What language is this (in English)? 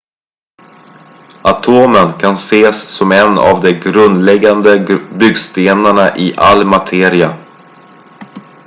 Swedish